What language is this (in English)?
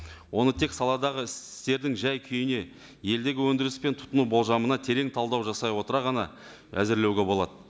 Kazakh